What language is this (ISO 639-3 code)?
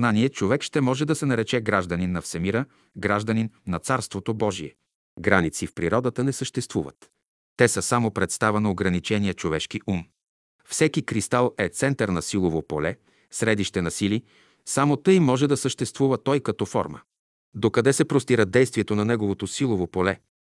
bul